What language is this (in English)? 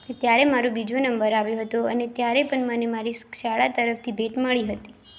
Gujarati